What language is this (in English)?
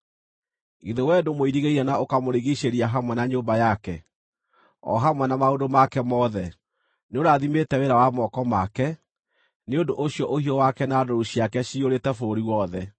Kikuyu